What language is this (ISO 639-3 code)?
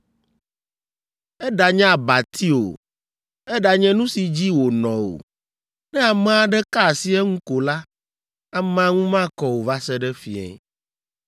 ewe